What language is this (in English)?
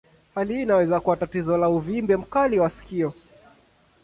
Swahili